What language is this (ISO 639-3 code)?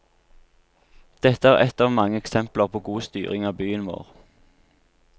nor